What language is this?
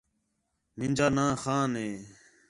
Khetrani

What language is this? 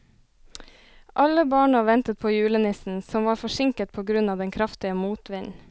Norwegian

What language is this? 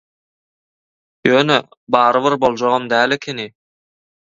Turkmen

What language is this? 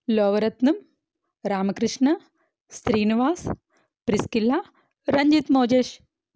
Telugu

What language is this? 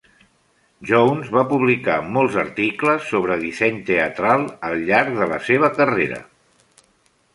Catalan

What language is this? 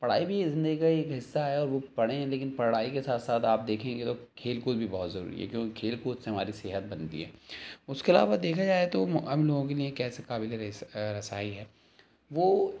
Urdu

